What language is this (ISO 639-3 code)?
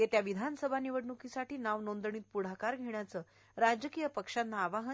mar